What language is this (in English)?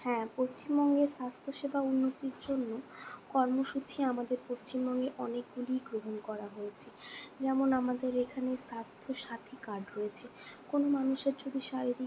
Bangla